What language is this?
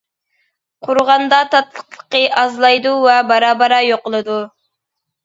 Uyghur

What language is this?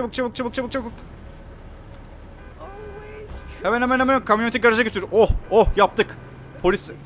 Turkish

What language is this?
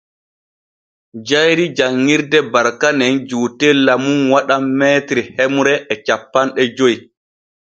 Borgu Fulfulde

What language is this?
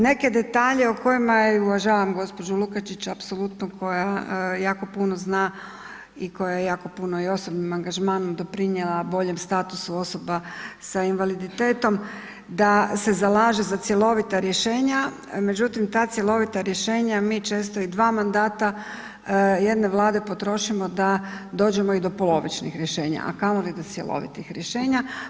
Croatian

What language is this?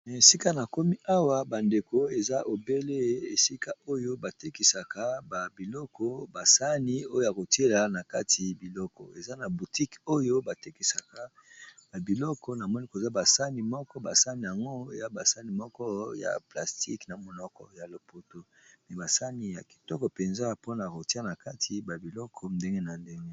Lingala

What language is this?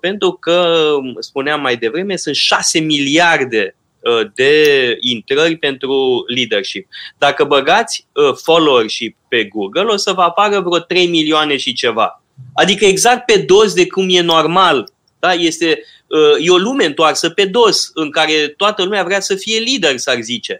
Romanian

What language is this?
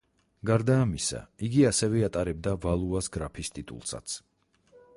Georgian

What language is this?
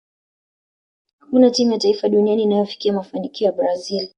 Swahili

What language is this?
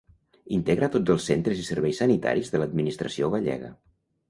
Catalan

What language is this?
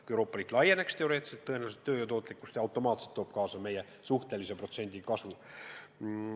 Estonian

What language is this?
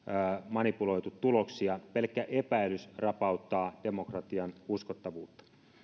Finnish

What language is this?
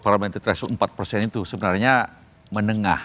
Indonesian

